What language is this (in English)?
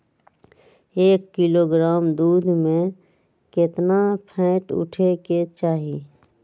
Magahi